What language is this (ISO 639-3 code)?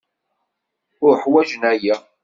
kab